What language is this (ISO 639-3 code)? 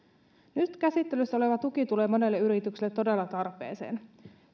fin